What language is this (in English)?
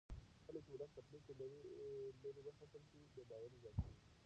Pashto